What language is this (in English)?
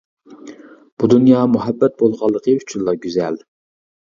Uyghur